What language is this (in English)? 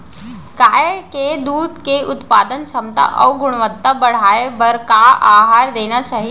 Chhattisgarhi